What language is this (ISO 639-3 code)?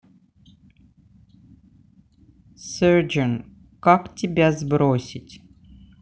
rus